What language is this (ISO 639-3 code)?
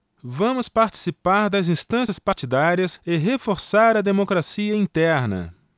por